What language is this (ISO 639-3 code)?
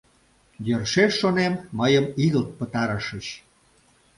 chm